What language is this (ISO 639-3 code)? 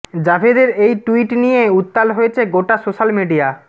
ben